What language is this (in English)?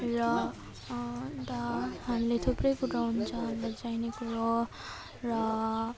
Nepali